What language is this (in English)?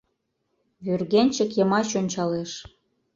Mari